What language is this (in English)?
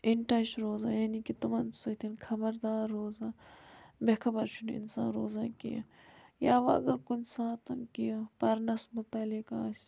Kashmiri